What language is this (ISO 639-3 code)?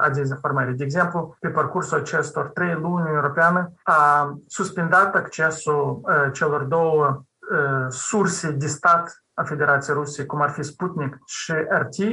ron